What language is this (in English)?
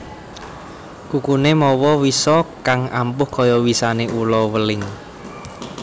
Javanese